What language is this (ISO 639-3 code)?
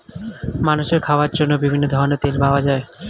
ben